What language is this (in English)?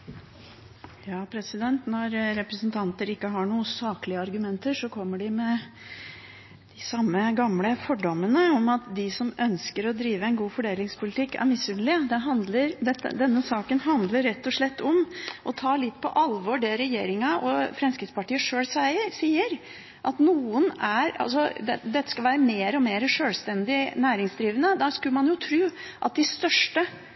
Norwegian Bokmål